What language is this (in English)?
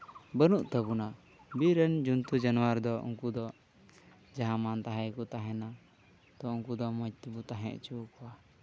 Santali